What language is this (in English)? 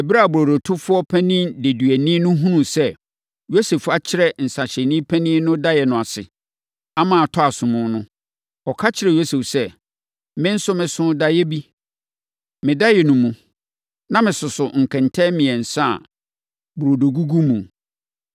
Akan